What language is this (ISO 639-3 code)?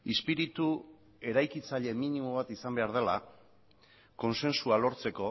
eus